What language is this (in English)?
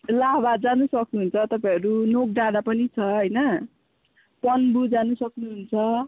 Nepali